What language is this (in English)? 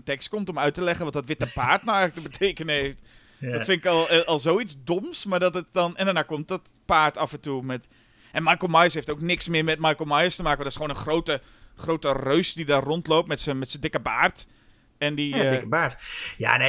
Dutch